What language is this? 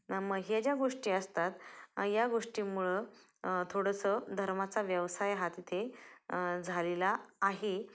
Marathi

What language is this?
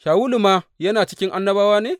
Hausa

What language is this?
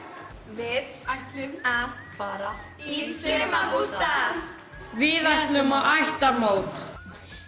Icelandic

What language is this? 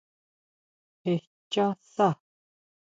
Huautla Mazatec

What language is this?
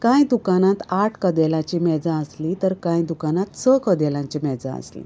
Konkani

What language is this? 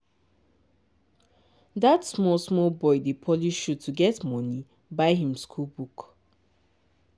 Nigerian Pidgin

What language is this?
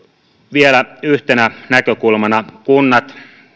Finnish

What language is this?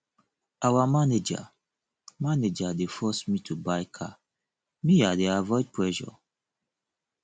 Nigerian Pidgin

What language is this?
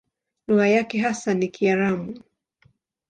Swahili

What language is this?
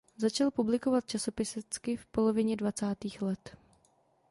Czech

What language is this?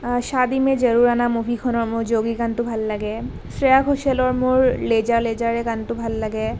Assamese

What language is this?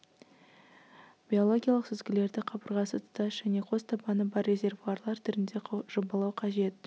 Kazakh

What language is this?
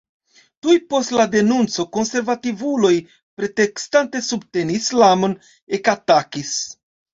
Esperanto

